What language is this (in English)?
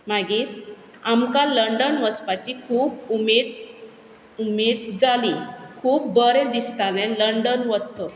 Konkani